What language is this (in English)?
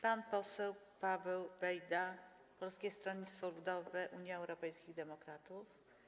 Polish